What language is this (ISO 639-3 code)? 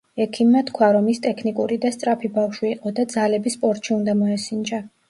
kat